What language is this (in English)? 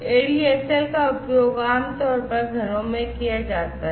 Hindi